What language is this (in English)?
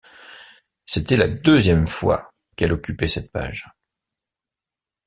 French